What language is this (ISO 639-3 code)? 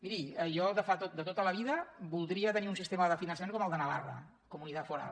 cat